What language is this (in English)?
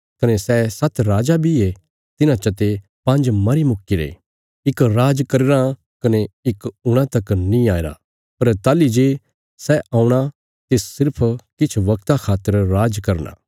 Bilaspuri